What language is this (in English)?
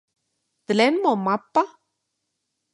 Central Puebla Nahuatl